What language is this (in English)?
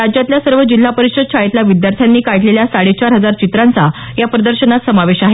Marathi